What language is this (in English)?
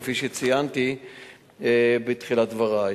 Hebrew